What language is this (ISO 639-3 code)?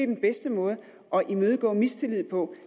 dan